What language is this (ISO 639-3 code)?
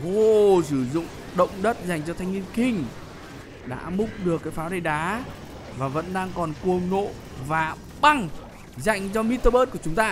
vie